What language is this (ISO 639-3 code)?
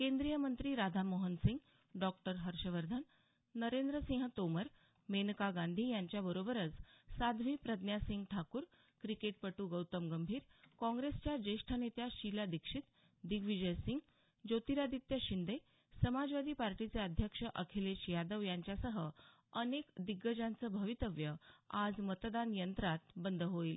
mar